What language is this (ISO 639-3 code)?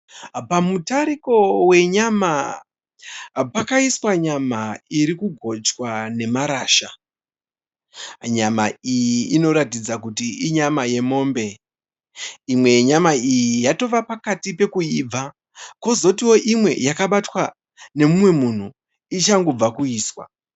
sna